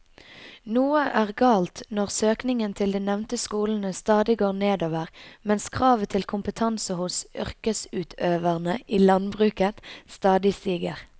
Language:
Norwegian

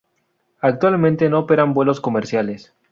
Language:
Spanish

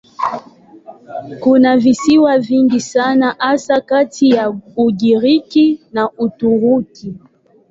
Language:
Swahili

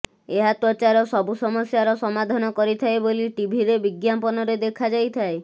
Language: Odia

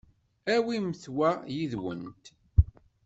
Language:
Kabyle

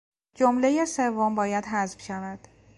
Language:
Persian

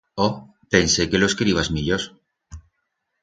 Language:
Aragonese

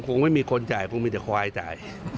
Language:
Thai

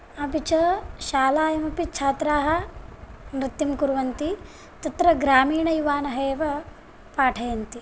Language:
Sanskrit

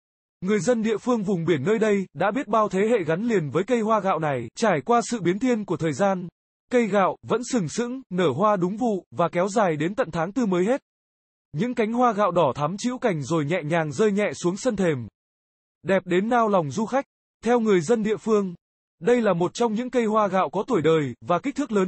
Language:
Vietnamese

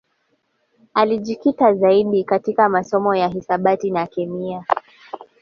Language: Swahili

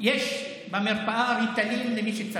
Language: Hebrew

